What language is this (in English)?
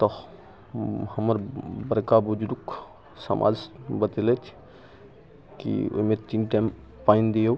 Maithili